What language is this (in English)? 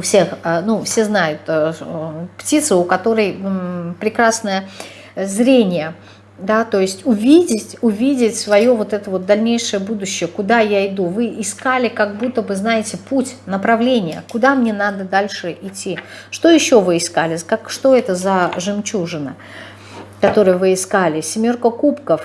Russian